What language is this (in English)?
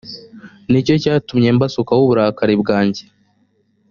Kinyarwanda